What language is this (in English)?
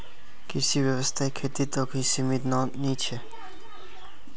Magahi